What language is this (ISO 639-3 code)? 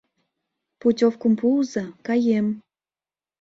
chm